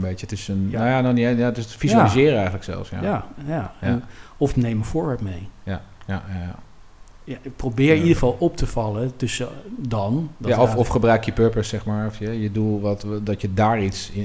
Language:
Dutch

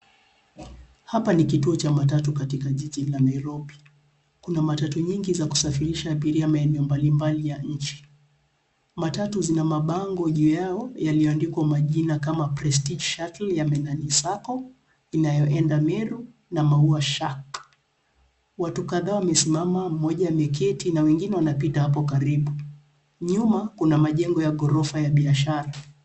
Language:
Swahili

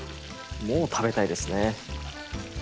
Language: Japanese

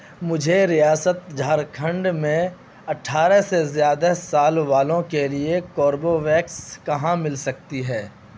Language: Urdu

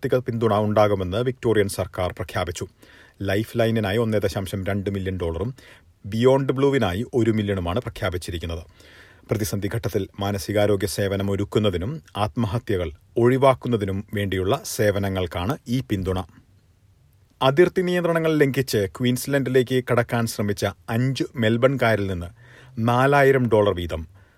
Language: Malayalam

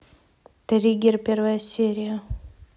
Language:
Russian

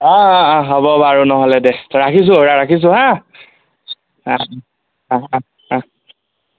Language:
Assamese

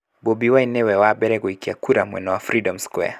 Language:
Kikuyu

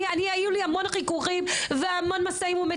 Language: Hebrew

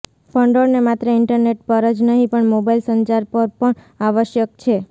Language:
Gujarati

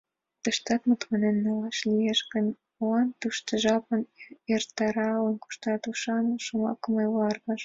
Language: Mari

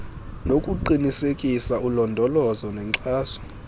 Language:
Xhosa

